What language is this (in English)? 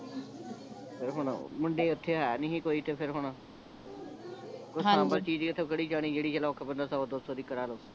Punjabi